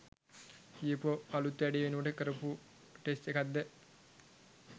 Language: Sinhala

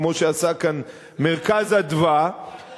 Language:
Hebrew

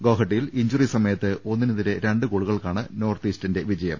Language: Malayalam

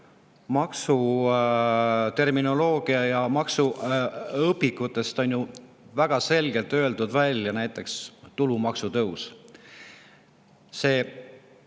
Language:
Estonian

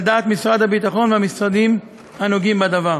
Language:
Hebrew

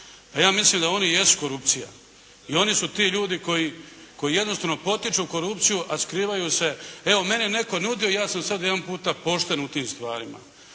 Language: Croatian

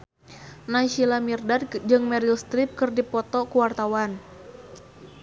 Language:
Sundanese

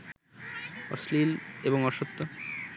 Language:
Bangla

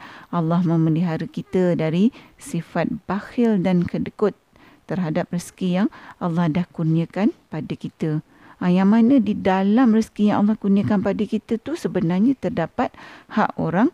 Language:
Malay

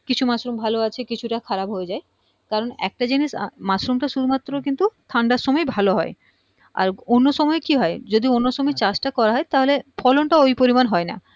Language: Bangla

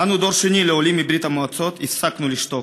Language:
Hebrew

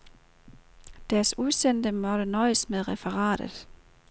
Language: Danish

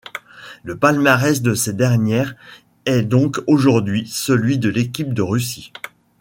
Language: French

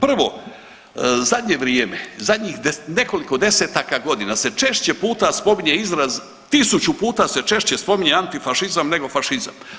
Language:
Croatian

